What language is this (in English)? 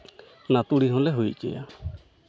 Santali